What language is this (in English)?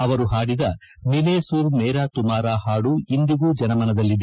Kannada